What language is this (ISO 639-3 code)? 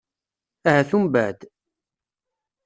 kab